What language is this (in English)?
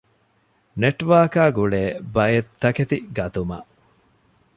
Divehi